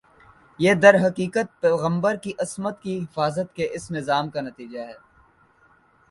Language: Urdu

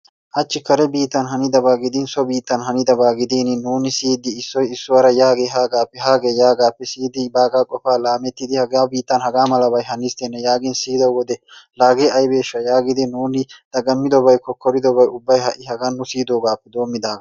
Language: Wolaytta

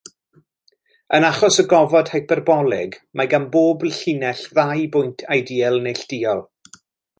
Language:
Welsh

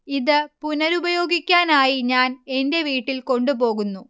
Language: Malayalam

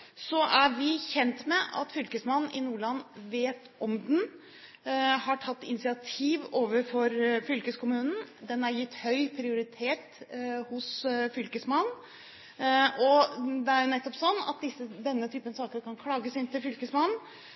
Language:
Norwegian Bokmål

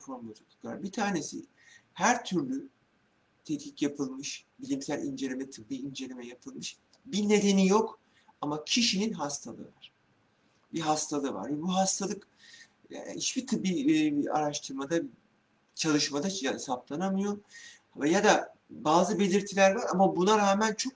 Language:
Turkish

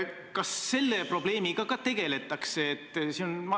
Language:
Estonian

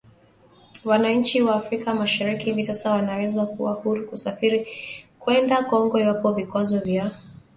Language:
Swahili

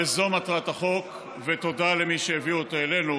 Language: Hebrew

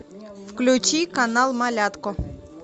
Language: Russian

